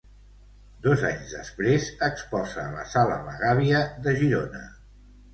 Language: Catalan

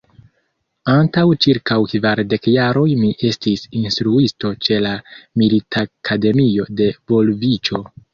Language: Esperanto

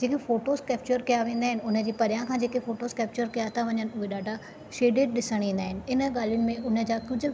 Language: Sindhi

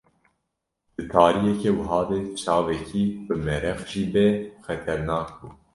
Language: Kurdish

